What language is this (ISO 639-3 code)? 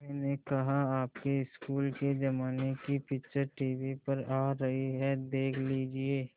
hin